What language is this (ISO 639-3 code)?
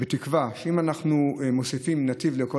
heb